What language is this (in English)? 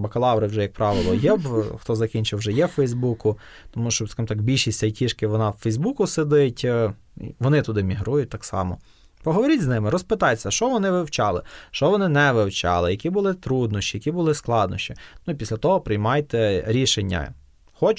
Ukrainian